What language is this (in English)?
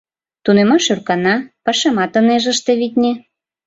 Mari